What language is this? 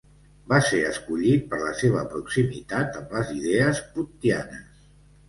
Catalan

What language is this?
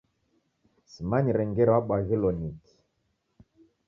Taita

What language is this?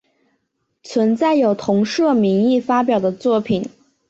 Chinese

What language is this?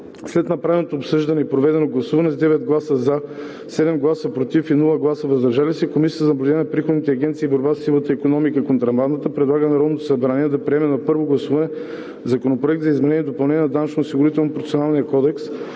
Bulgarian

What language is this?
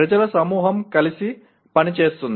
Telugu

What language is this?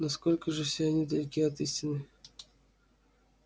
Russian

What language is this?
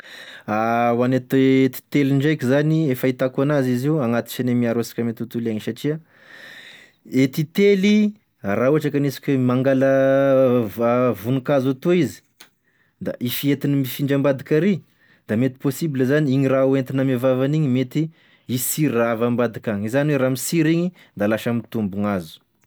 Tesaka Malagasy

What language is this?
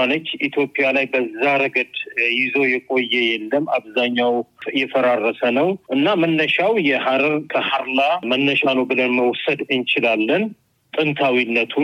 Amharic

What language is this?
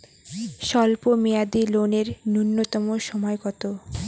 Bangla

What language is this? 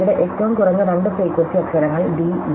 Malayalam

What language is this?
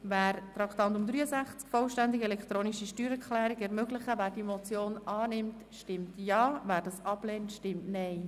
Swiss German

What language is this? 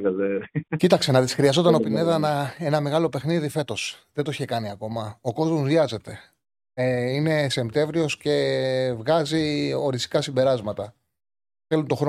Greek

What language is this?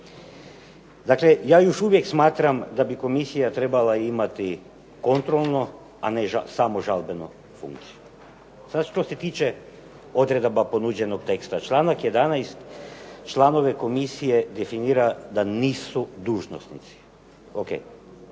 Croatian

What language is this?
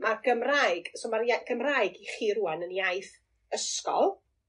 Welsh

